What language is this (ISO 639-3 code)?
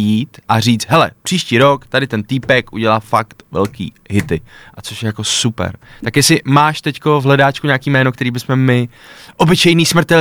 ces